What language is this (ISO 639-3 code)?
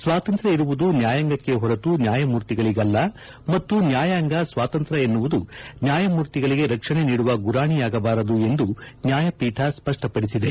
kan